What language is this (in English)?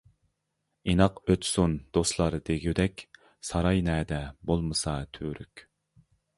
Uyghur